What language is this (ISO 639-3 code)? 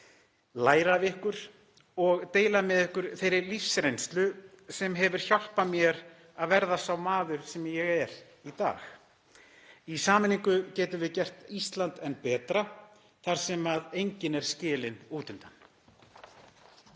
isl